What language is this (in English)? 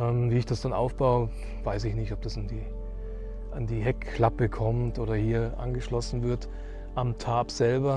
German